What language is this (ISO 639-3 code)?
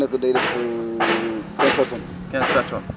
wol